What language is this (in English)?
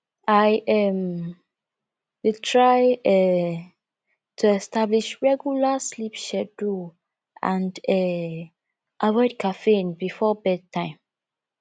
Nigerian Pidgin